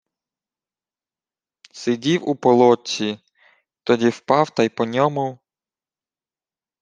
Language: Ukrainian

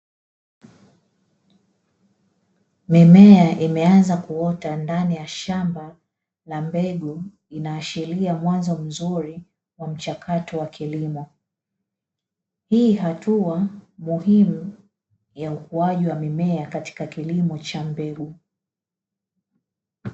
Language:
Swahili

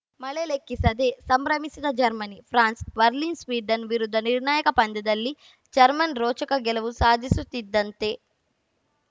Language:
Kannada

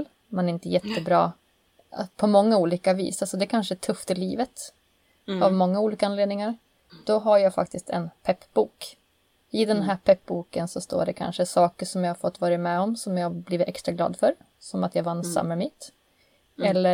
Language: Swedish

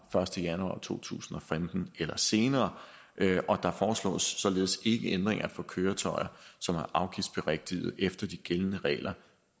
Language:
Danish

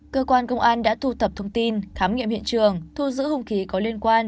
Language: Vietnamese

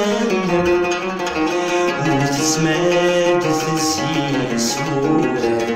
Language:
Arabic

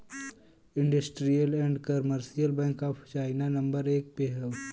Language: Bhojpuri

